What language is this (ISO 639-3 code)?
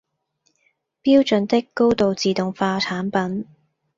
yue